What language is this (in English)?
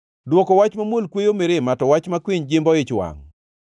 Luo (Kenya and Tanzania)